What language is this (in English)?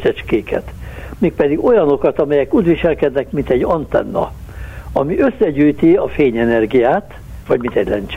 Hungarian